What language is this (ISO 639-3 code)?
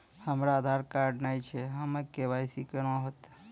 mai